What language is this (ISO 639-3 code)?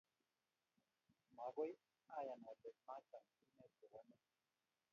kln